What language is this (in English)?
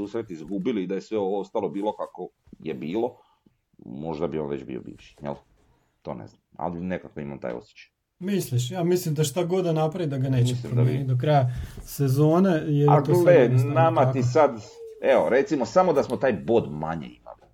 Croatian